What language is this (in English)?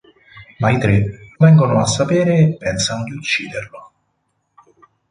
Italian